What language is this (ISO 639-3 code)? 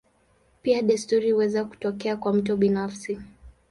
swa